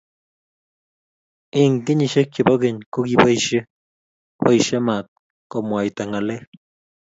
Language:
Kalenjin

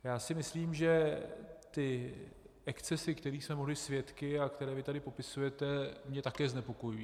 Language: Czech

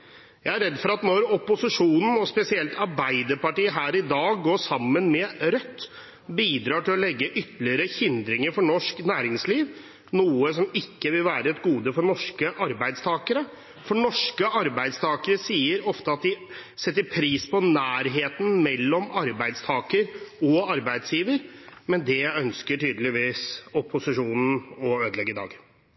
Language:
Norwegian Bokmål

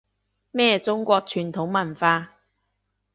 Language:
Cantonese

